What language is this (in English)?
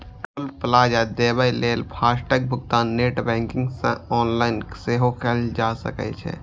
Maithili